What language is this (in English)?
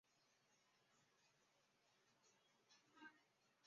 Chinese